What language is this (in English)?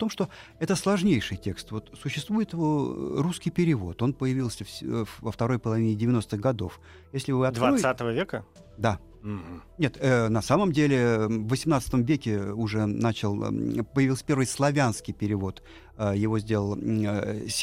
Russian